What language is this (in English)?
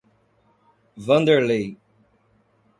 Portuguese